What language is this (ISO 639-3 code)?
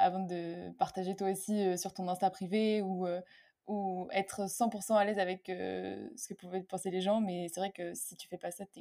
fra